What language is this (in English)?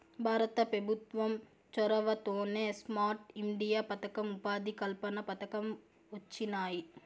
Telugu